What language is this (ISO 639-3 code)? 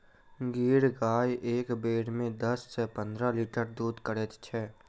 mai